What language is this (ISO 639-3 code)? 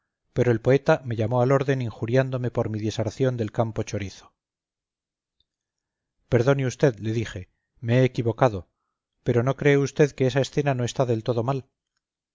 spa